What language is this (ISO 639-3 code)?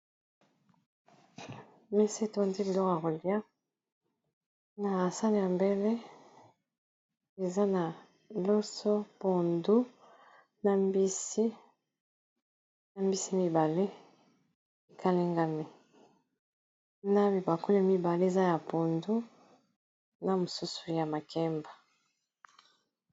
lin